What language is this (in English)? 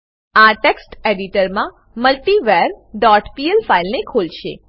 Gujarati